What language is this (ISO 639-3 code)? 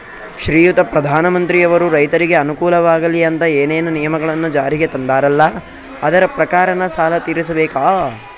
kan